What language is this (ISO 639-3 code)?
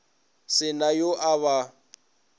nso